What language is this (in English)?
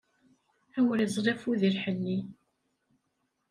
Kabyle